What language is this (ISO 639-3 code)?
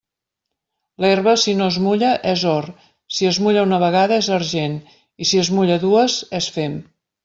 cat